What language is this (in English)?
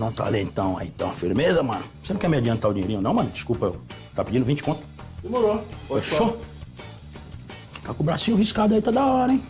Portuguese